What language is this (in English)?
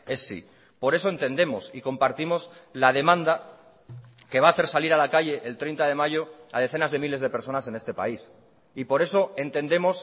Spanish